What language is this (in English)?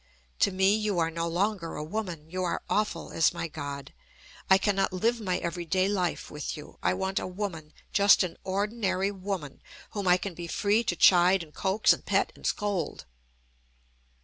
English